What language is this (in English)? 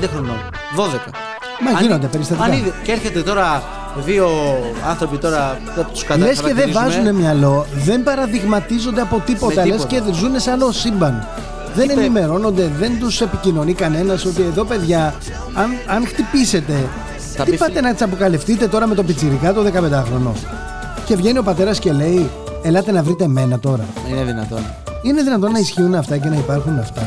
Greek